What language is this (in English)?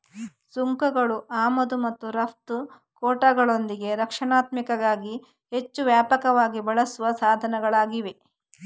Kannada